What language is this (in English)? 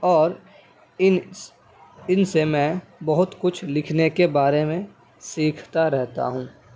Urdu